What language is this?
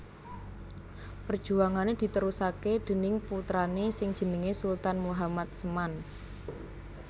Javanese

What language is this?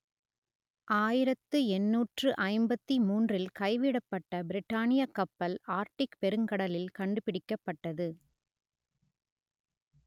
Tamil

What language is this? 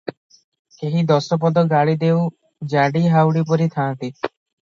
Odia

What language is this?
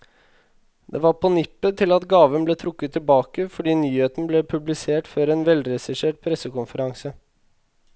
Norwegian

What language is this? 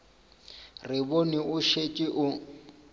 Northern Sotho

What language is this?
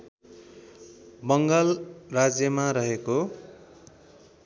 Nepali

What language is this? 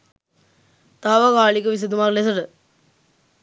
Sinhala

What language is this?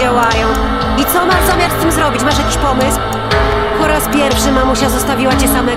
Polish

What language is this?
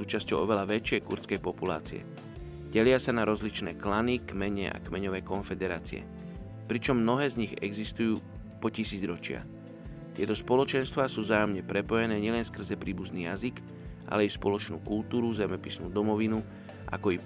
Slovak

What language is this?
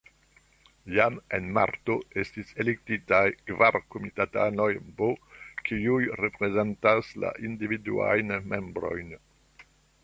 Esperanto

